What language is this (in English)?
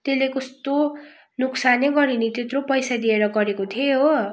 Nepali